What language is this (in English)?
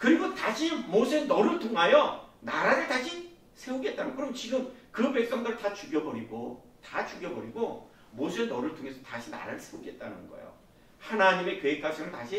Korean